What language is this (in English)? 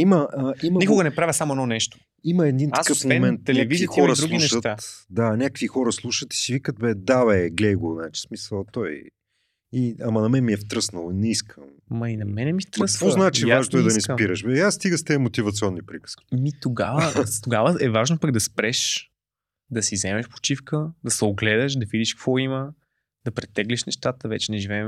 Bulgarian